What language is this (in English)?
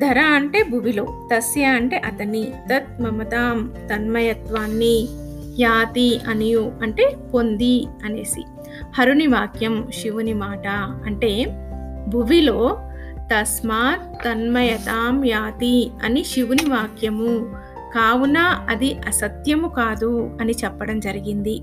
Telugu